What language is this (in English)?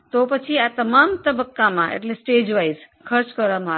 Gujarati